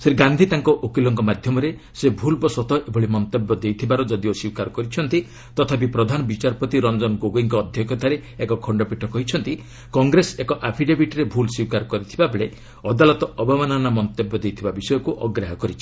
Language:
Odia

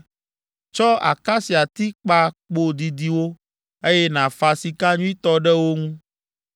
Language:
Ewe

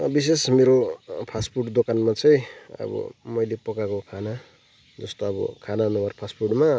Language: Nepali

